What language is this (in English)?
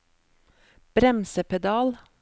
Norwegian